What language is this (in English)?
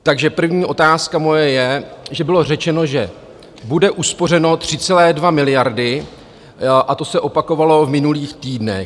Czech